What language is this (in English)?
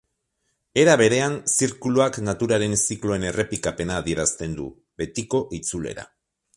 Basque